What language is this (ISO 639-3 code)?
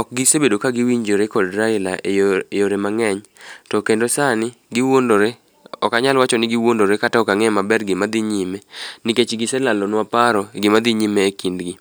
luo